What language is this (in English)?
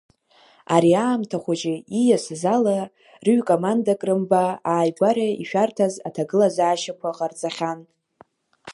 Abkhazian